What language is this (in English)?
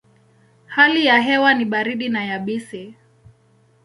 Swahili